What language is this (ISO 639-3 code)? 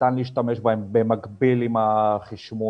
heb